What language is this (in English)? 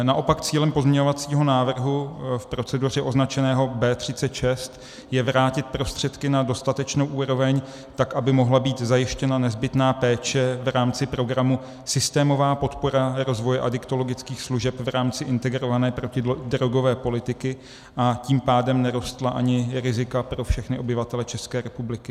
Czech